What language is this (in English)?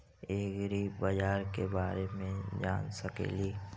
Magahi